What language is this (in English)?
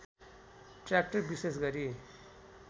Nepali